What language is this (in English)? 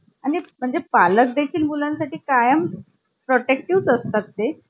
Marathi